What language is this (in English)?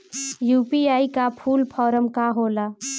Bhojpuri